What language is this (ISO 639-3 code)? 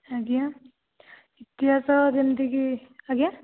ori